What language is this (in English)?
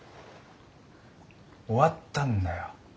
Japanese